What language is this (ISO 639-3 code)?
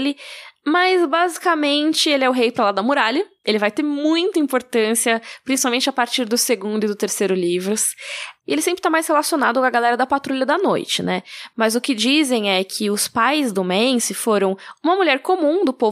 por